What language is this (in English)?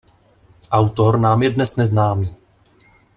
Czech